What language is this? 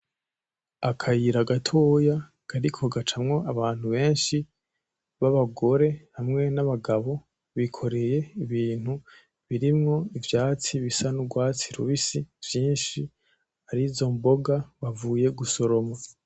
Rundi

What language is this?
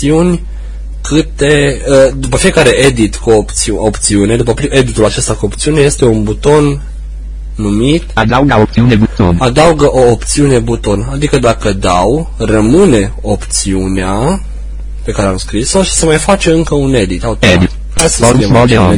Romanian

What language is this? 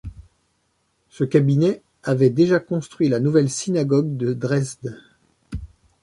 French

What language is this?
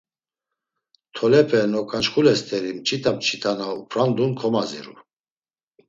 Laz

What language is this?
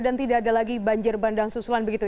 Indonesian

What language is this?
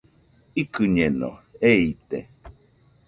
Nüpode Huitoto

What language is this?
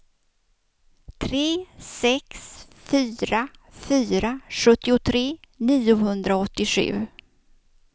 Swedish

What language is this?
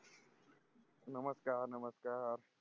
Marathi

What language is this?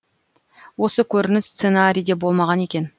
Kazakh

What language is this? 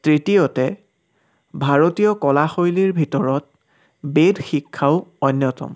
Assamese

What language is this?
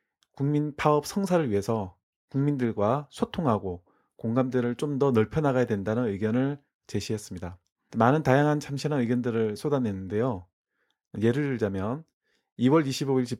Korean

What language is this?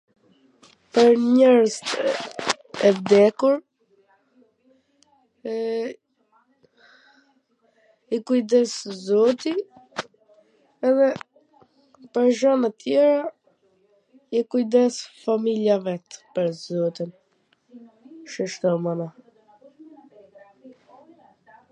Gheg Albanian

